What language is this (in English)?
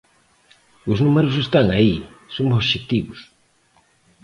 Galician